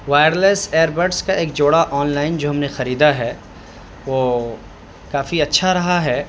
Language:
Urdu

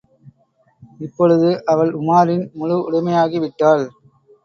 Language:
Tamil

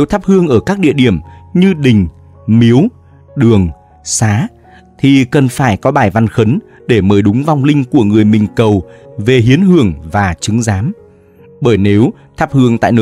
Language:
Vietnamese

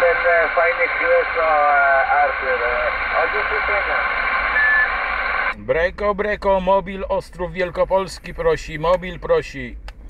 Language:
Polish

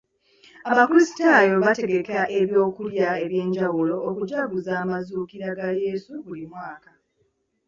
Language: Ganda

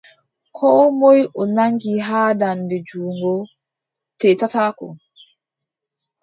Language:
Adamawa Fulfulde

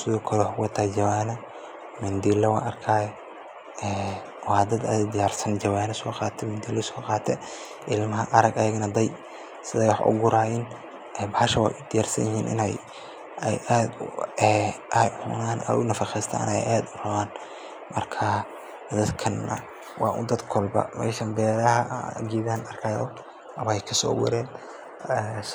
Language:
Somali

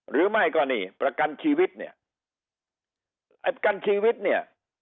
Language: Thai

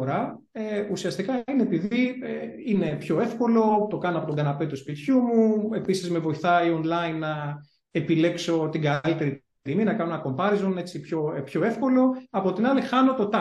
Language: Greek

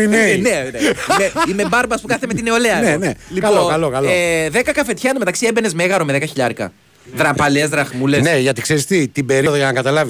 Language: Greek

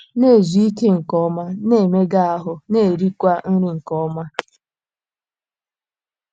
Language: Igbo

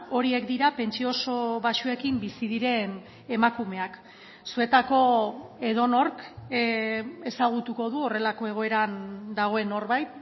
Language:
Basque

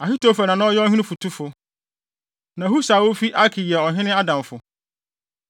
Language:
Akan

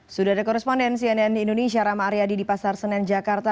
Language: Indonesian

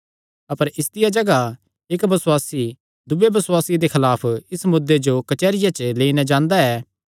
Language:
Kangri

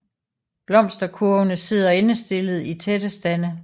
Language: Danish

